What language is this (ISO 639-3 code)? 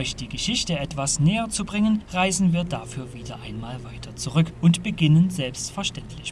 deu